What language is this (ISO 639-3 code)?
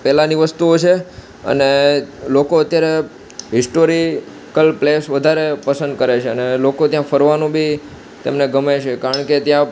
guj